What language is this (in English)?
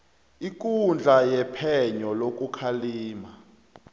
South Ndebele